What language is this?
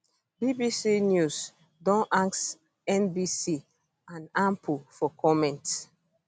Nigerian Pidgin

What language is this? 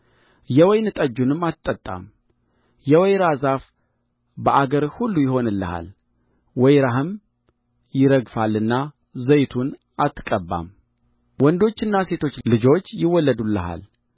Amharic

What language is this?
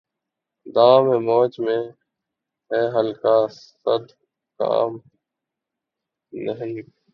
Urdu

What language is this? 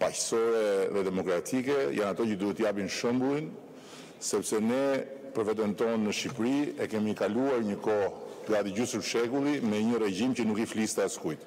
Romanian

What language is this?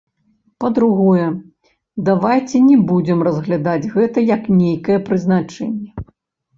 Belarusian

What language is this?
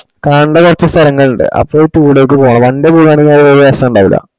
Malayalam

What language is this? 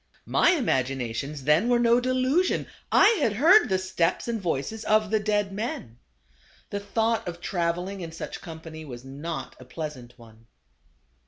English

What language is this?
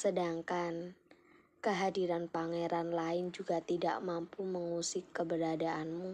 Indonesian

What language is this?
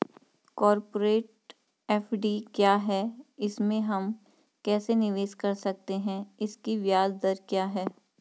Hindi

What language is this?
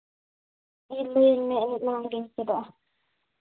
Santali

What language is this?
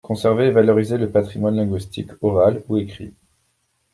French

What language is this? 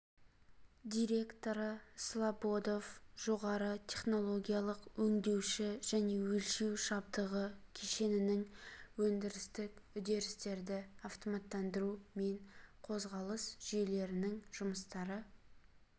Kazakh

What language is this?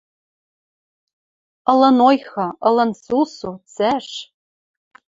Western Mari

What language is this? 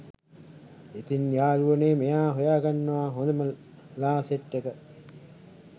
Sinhala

